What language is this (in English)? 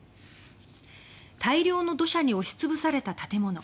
Japanese